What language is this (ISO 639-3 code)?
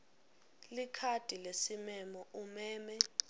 ssw